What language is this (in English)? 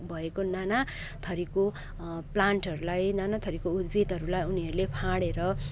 Nepali